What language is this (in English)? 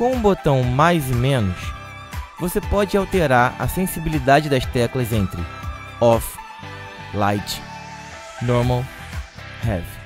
Portuguese